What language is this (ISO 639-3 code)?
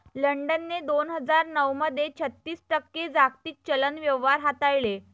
mar